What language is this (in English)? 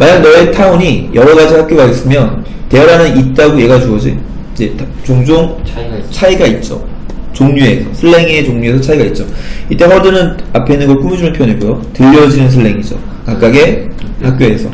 Korean